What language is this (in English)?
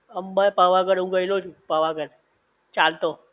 Gujarati